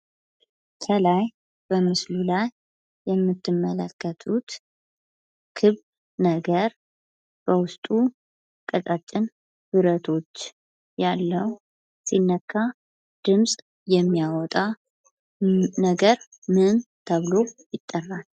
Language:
Amharic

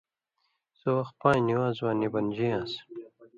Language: Indus Kohistani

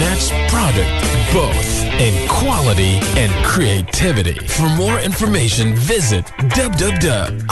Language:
Filipino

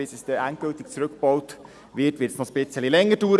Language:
Swiss German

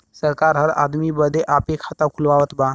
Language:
Bhojpuri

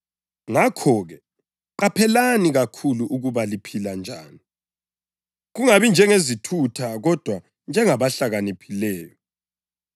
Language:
North Ndebele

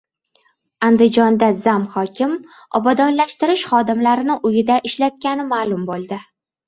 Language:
Uzbek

